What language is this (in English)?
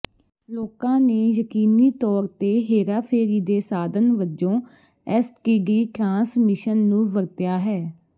Punjabi